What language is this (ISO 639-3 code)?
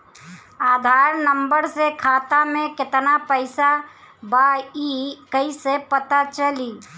bho